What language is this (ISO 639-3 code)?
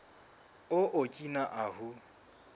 sot